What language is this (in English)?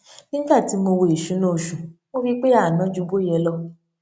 Yoruba